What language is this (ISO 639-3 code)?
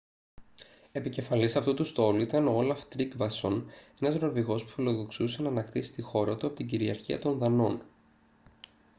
ell